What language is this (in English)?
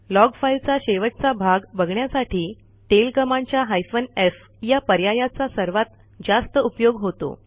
Marathi